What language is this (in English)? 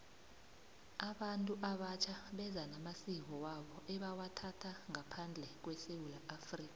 South Ndebele